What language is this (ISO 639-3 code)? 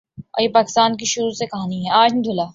urd